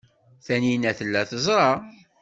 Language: Kabyle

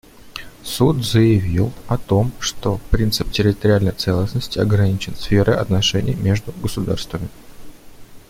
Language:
Russian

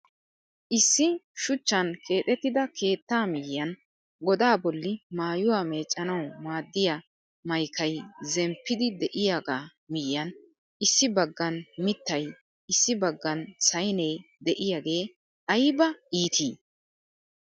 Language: Wolaytta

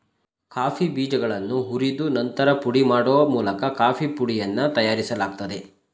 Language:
Kannada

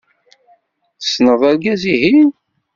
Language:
Kabyle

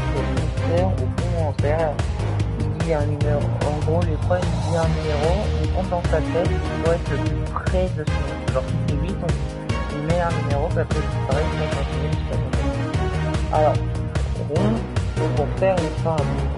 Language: French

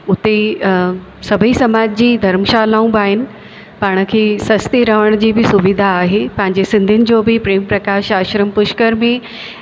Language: Sindhi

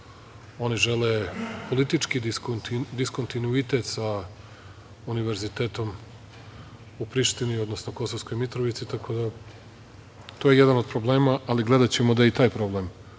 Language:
Serbian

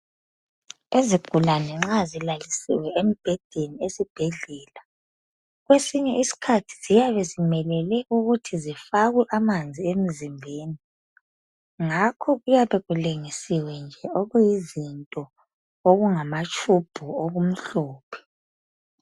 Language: North Ndebele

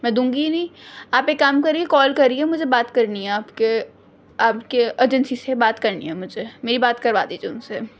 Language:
Urdu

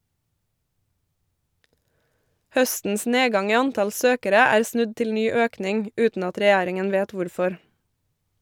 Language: Norwegian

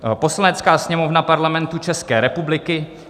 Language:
Czech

